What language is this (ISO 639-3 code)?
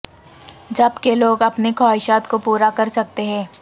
urd